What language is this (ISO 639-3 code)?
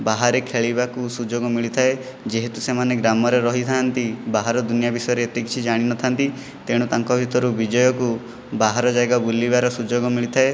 ori